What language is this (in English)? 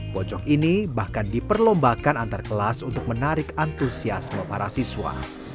Indonesian